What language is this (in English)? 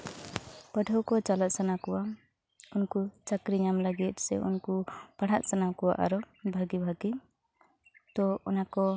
Santali